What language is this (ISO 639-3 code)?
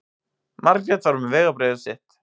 isl